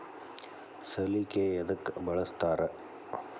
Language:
Kannada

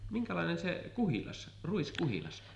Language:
Finnish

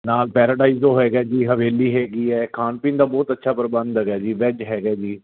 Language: Punjabi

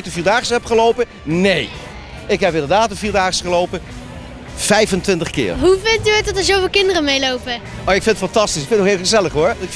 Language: Dutch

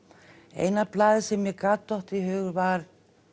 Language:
Icelandic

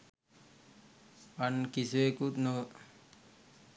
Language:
Sinhala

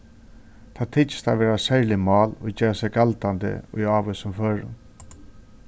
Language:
Faroese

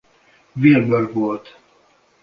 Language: Hungarian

